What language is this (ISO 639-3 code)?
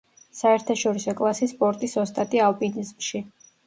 kat